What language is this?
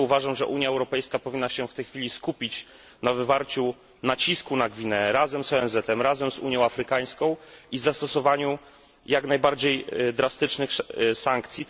Polish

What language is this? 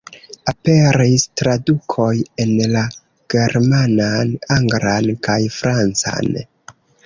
Esperanto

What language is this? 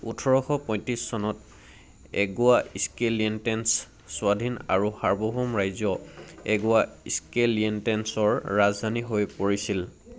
Assamese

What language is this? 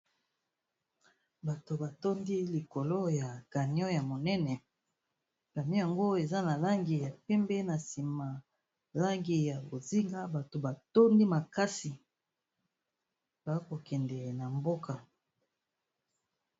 Lingala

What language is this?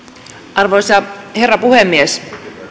Finnish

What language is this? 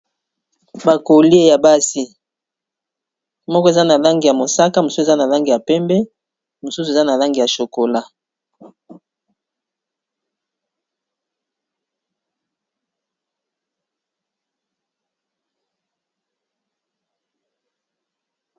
Lingala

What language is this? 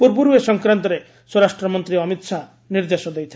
Odia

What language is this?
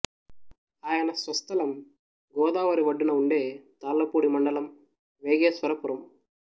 Telugu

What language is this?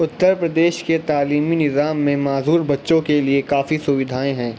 Urdu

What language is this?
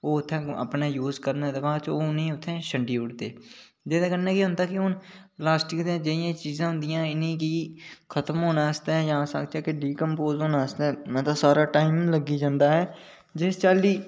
Dogri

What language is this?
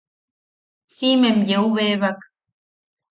Yaqui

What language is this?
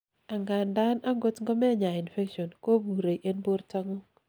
Kalenjin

